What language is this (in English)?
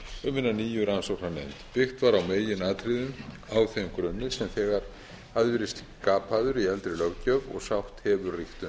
Icelandic